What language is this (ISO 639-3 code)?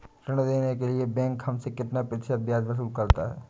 hin